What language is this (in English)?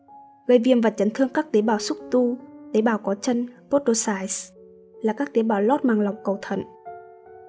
Vietnamese